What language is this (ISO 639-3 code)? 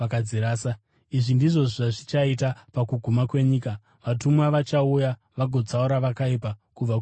sna